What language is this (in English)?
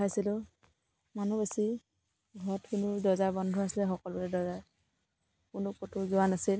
Assamese